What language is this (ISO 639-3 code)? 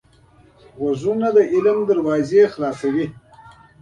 pus